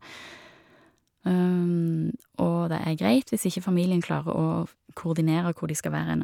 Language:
Norwegian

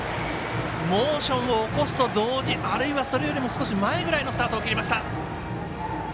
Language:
Japanese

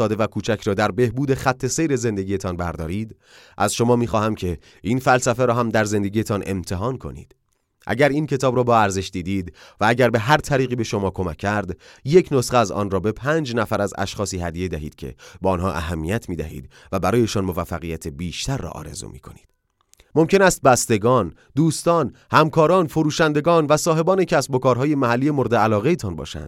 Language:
Persian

